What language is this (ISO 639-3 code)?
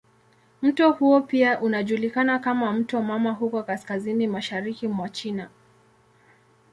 swa